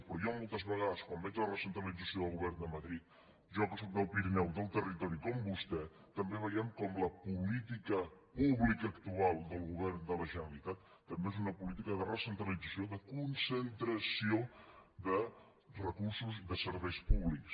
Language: Catalan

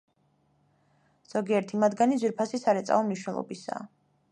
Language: Georgian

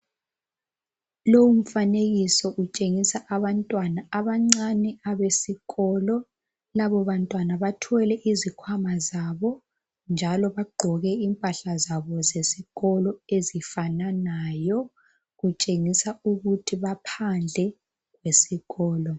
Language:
North Ndebele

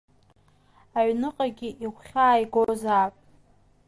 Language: Abkhazian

